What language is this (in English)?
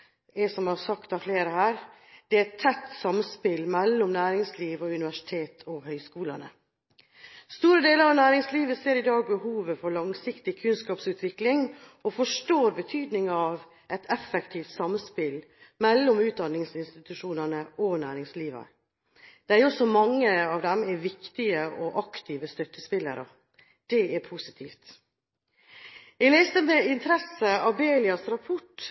Norwegian Bokmål